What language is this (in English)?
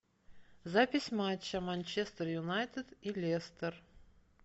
Russian